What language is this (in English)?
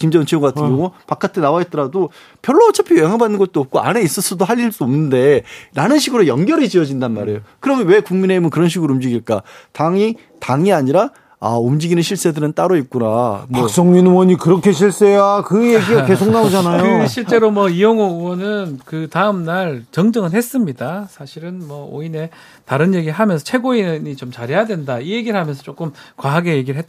Korean